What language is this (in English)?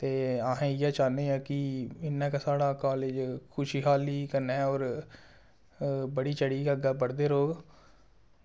Dogri